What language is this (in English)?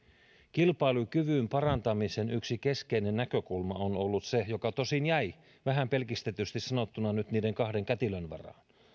Finnish